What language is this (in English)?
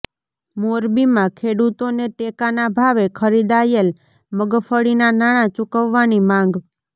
Gujarati